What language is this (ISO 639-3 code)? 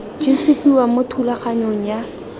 tsn